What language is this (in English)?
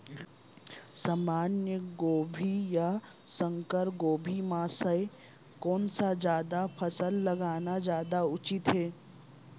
Chhattisgarhi